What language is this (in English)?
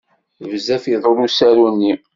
Kabyle